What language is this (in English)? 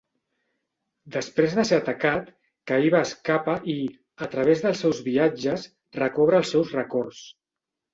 Catalan